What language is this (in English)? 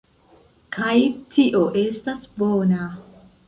Esperanto